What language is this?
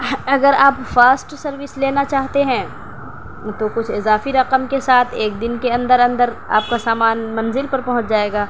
Urdu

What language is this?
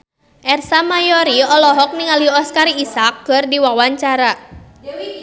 Sundanese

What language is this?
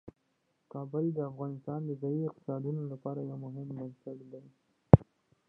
Pashto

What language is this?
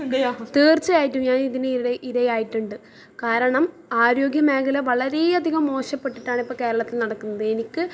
Malayalam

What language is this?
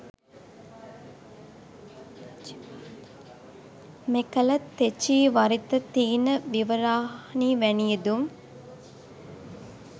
Sinhala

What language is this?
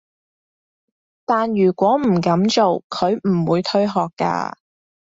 Cantonese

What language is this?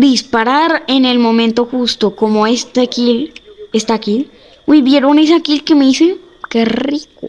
Spanish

